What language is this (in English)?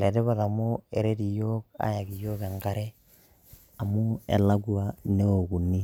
Masai